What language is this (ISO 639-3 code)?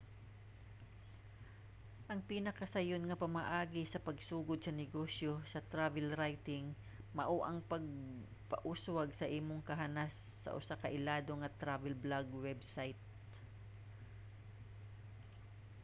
ceb